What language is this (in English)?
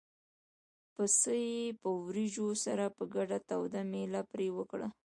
Pashto